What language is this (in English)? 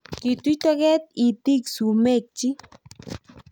Kalenjin